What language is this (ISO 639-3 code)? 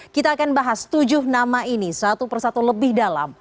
ind